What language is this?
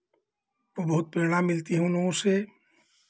Hindi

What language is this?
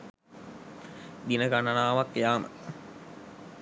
Sinhala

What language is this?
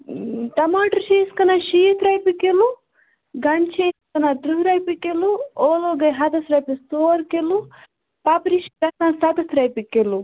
Kashmiri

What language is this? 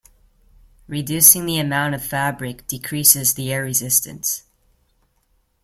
English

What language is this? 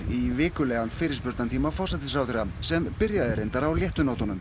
Icelandic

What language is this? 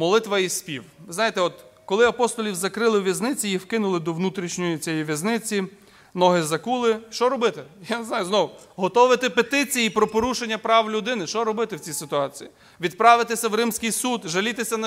Ukrainian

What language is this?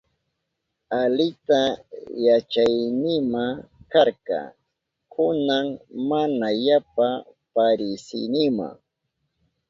Southern Pastaza Quechua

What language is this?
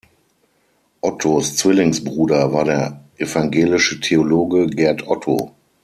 German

